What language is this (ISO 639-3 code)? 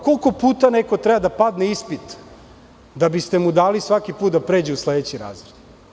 srp